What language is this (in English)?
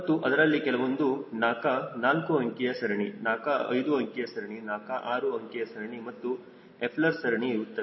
Kannada